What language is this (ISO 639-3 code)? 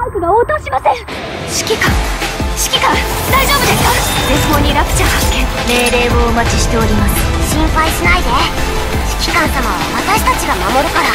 jpn